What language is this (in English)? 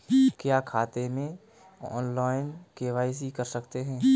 Hindi